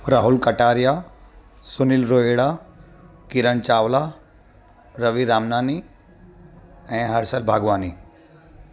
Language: Sindhi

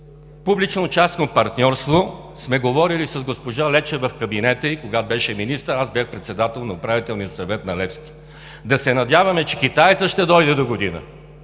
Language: Bulgarian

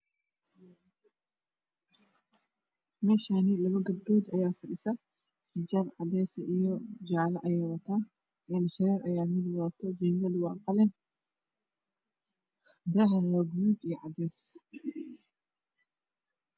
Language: Somali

